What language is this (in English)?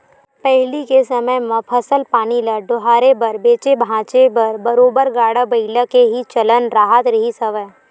Chhattisgarhi